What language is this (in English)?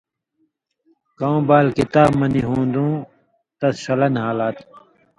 Indus Kohistani